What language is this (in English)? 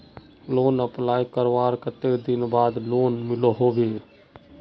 Magahi